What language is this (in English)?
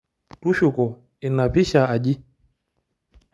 Masai